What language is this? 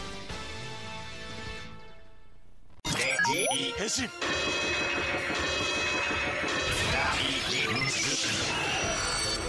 Japanese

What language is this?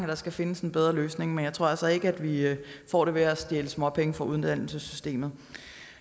Danish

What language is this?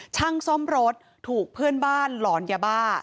Thai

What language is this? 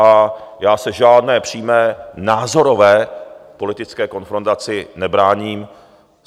Czech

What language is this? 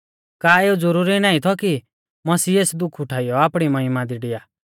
Mahasu Pahari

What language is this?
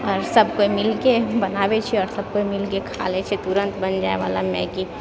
Maithili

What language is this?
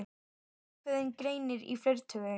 Icelandic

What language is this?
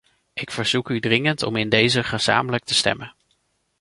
Dutch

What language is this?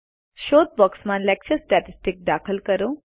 Gujarati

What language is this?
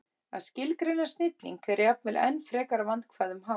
Icelandic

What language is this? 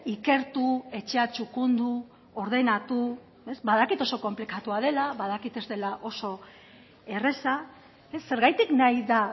Basque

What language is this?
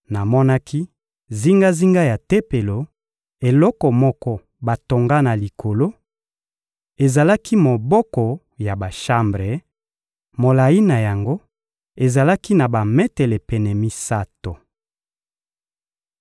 Lingala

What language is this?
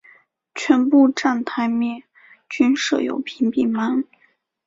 Chinese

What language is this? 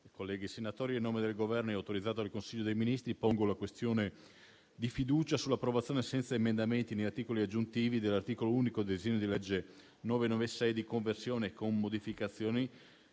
Italian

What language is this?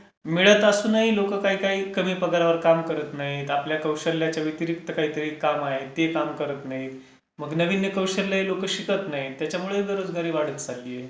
Marathi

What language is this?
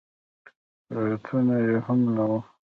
Pashto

